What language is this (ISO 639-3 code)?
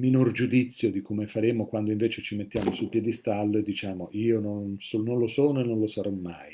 ita